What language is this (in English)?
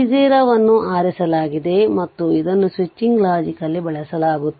Kannada